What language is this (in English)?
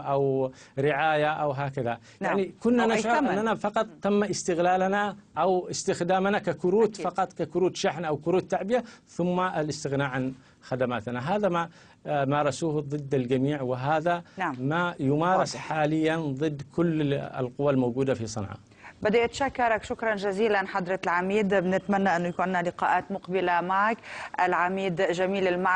Arabic